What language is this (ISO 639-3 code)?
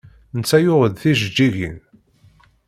kab